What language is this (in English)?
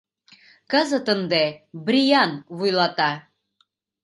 Mari